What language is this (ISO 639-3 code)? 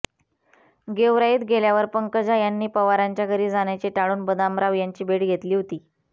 mar